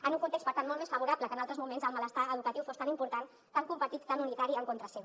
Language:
Catalan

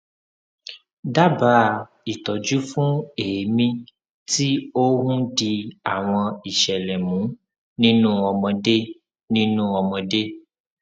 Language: Yoruba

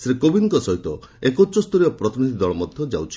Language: Odia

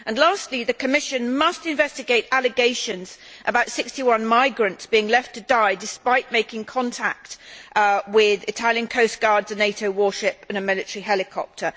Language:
English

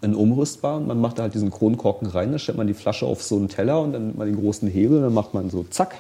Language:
German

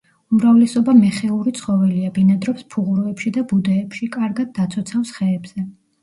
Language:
Georgian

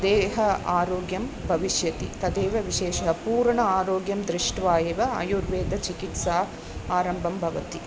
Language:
Sanskrit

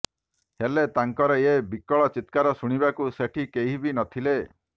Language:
Odia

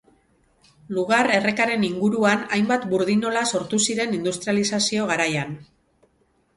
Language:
Basque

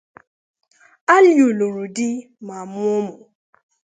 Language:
Igbo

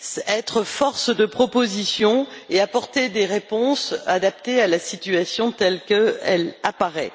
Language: French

